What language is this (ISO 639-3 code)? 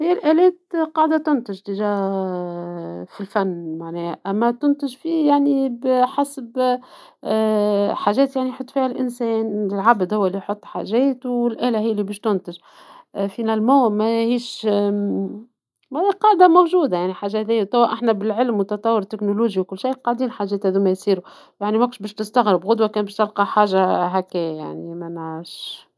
aeb